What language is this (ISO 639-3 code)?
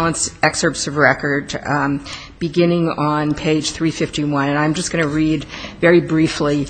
eng